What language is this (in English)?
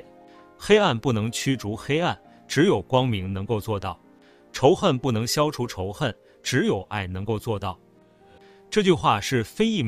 Chinese